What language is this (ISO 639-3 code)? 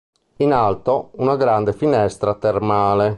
ita